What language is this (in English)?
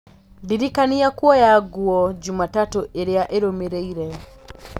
Kikuyu